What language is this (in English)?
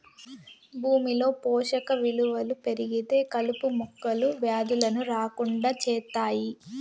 Telugu